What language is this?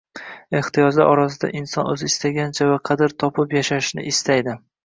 Uzbek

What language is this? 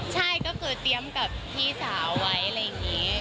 Thai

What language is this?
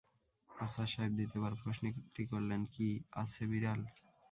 Bangla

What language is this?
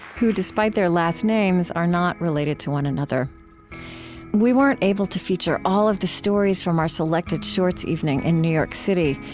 English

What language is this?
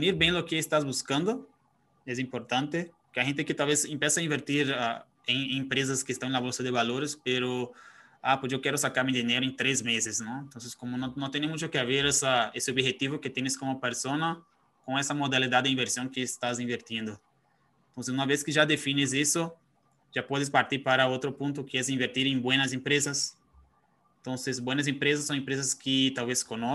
Spanish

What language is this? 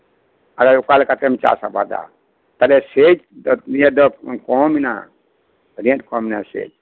Santali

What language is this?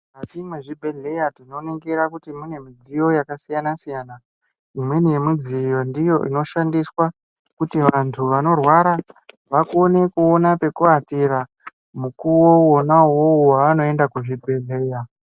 Ndau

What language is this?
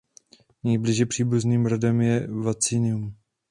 Czech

